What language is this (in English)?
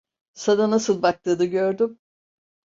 Turkish